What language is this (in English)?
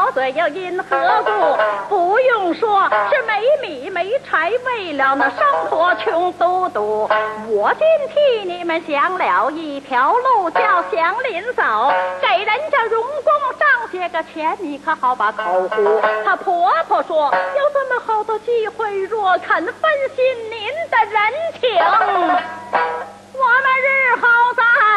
Chinese